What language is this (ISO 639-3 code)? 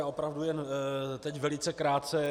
ces